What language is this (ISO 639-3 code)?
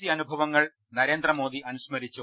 mal